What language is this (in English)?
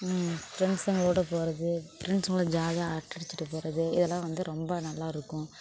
Tamil